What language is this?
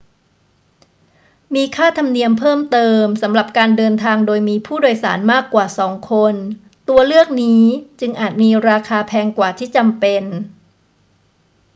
Thai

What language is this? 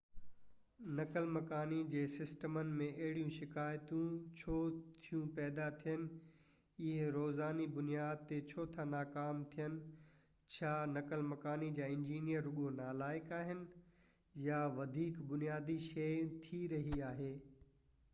Sindhi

